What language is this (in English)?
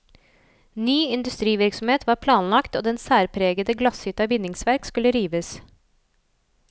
Norwegian